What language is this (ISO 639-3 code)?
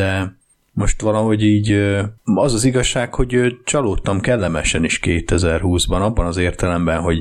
hun